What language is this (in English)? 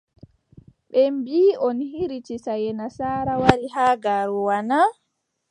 Adamawa Fulfulde